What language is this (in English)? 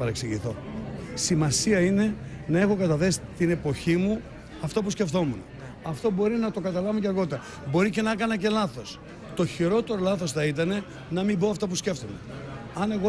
Greek